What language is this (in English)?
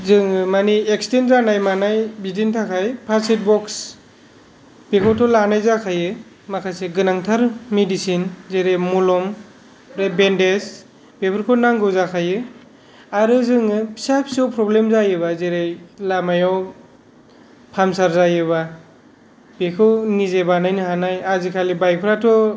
Bodo